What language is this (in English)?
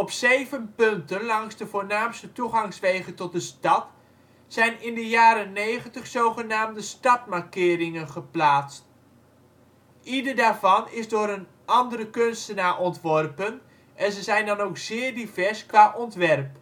Dutch